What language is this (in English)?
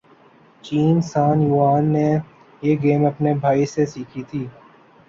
Urdu